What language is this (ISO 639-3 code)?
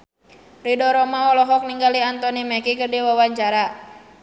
sun